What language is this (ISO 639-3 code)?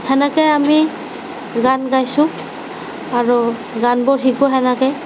asm